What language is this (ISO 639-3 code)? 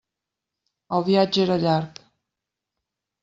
cat